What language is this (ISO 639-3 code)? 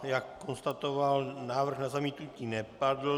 ces